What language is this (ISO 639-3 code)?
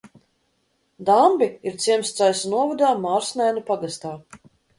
lav